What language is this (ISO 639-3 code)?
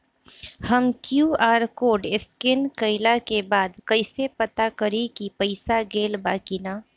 bho